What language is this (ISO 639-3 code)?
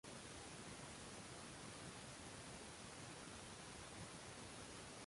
uzb